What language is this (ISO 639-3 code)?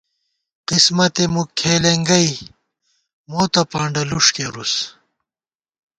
gwt